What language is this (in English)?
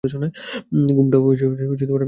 Bangla